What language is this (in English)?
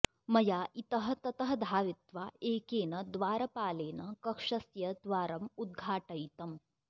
Sanskrit